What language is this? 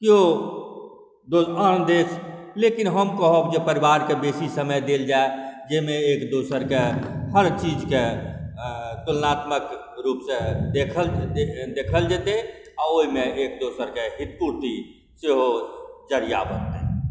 Maithili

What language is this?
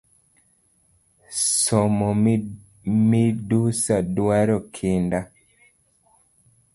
Luo (Kenya and Tanzania)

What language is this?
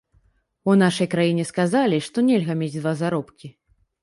Belarusian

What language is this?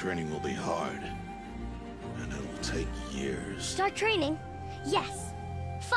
Vietnamese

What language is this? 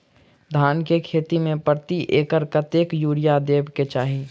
Maithili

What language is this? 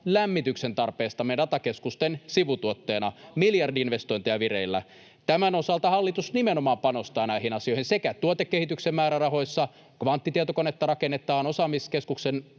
Finnish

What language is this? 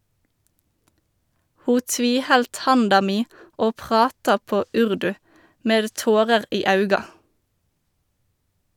Norwegian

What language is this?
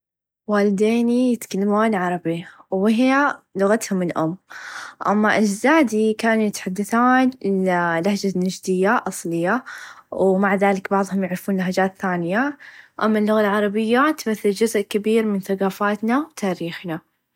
Najdi Arabic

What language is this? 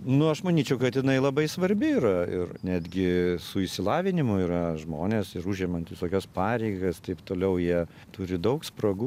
Lithuanian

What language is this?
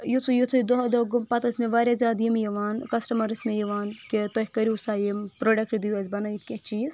Kashmiri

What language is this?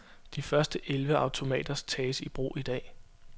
Danish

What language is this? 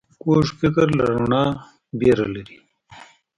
Pashto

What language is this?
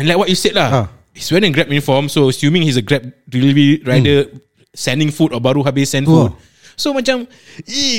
Malay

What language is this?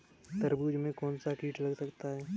Hindi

